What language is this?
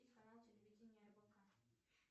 Russian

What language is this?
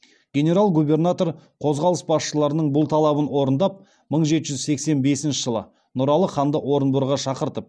Kazakh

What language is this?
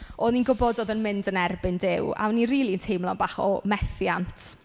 Welsh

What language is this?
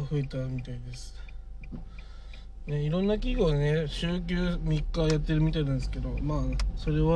Japanese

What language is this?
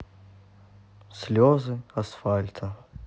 Russian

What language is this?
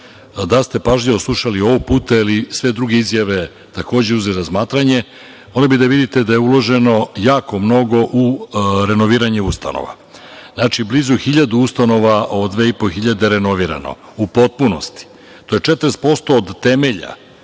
Serbian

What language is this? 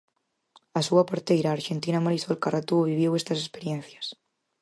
Galician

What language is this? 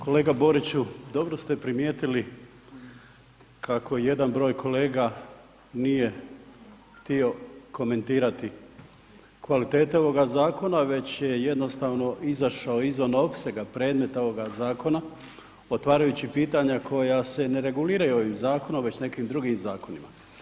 Croatian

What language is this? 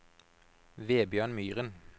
Norwegian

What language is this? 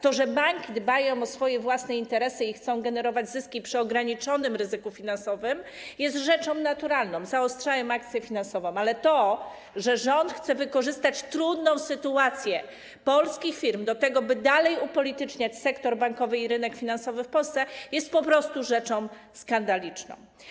Polish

